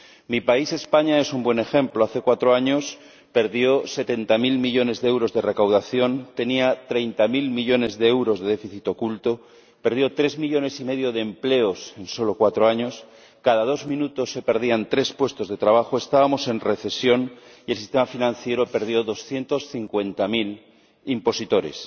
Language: Spanish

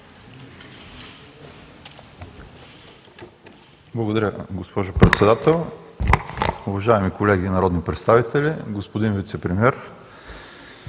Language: Bulgarian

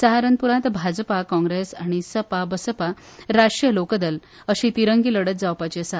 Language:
Konkani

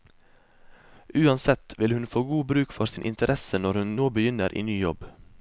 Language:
Norwegian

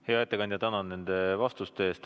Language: Estonian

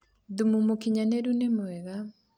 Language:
Kikuyu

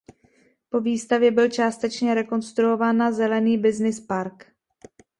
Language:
Czech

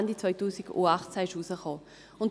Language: Swiss German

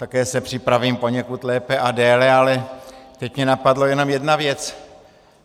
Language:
Czech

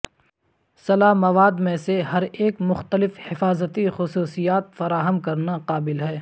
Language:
Urdu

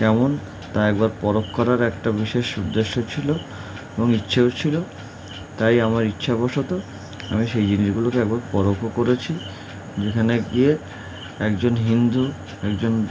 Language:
Bangla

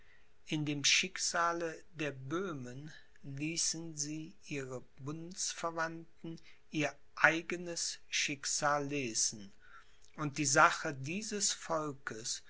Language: German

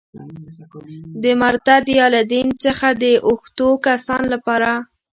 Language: Pashto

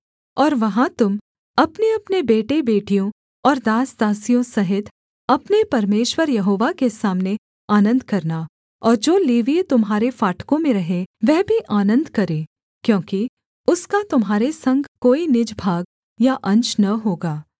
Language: Hindi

